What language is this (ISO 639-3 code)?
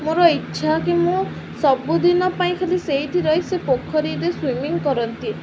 ori